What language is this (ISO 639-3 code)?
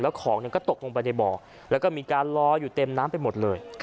tha